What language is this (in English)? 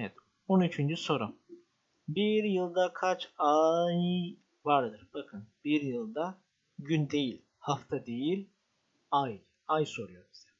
Turkish